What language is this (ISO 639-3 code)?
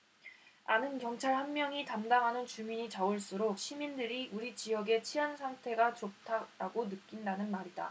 kor